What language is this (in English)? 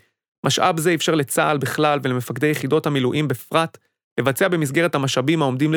Hebrew